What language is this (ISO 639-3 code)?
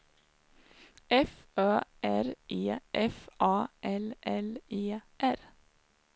swe